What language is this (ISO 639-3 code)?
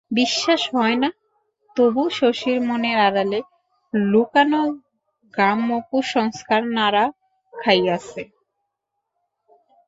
ben